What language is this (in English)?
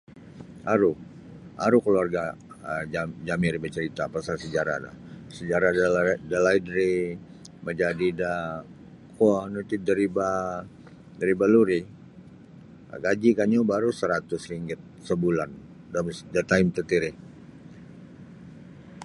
Sabah Bisaya